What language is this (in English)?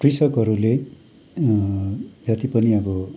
Nepali